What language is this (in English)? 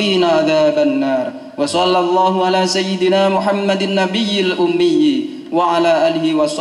Indonesian